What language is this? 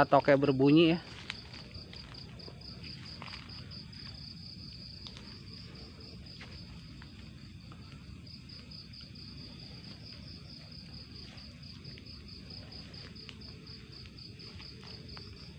Indonesian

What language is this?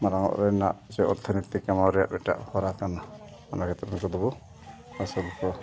Santali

